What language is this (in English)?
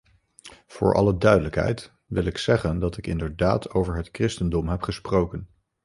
Dutch